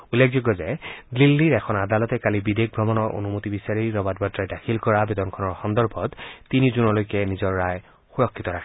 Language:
Assamese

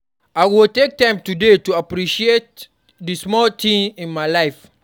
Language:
Nigerian Pidgin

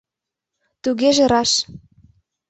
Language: Mari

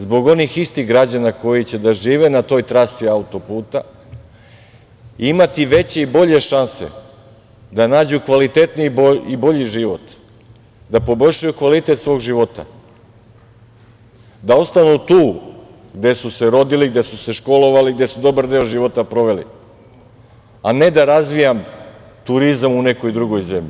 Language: Serbian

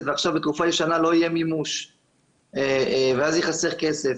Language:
Hebrew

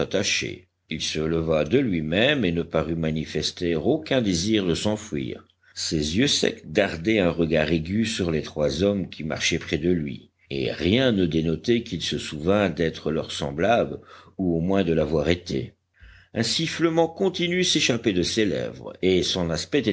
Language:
French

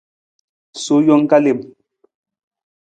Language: Nawdm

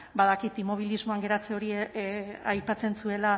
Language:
Basque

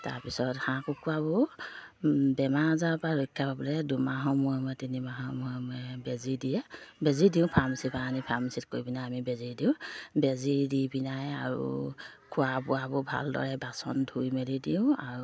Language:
Assamese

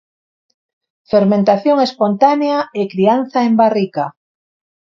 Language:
Galician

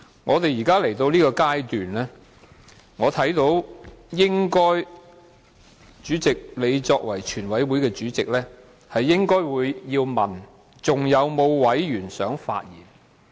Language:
Cantonese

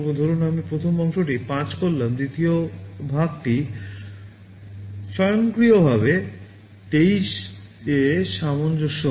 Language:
Bangla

